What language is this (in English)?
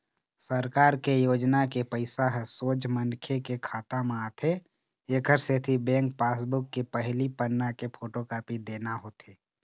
Chhattisgarhi